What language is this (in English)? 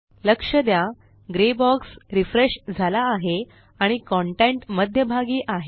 Marathi